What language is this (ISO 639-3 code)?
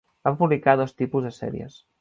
cat